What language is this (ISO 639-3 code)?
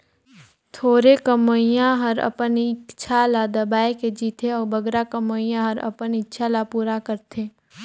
hne